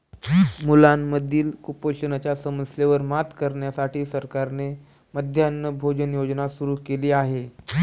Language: Marathi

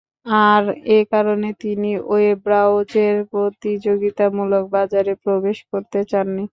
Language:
Bangla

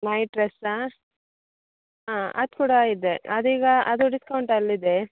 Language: Kannada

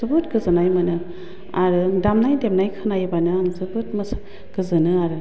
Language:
Bodo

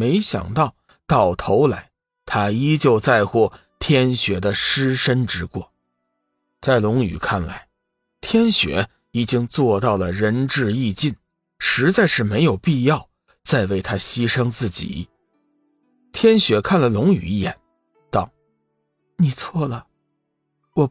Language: Chinese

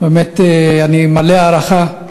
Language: Hebrew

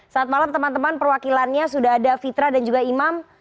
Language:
Indonesian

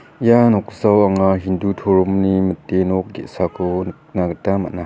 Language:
Garo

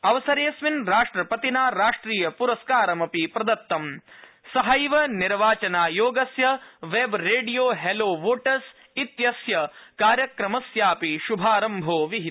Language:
Sanskrit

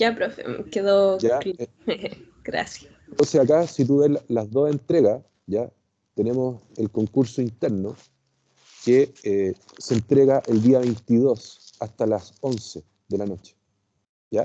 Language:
Spanish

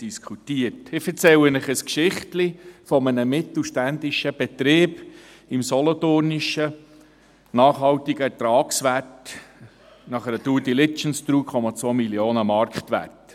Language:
Swiss German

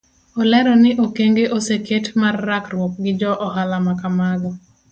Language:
Luo (Kenya and Tanzania)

